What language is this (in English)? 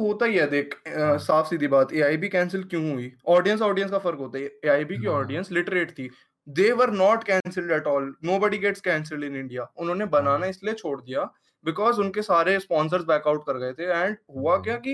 Hindi